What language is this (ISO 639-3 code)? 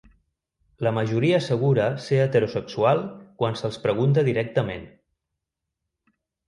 cat